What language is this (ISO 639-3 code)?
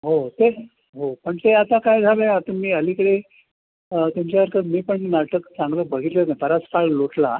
mar